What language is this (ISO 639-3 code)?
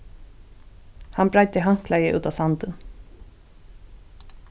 fao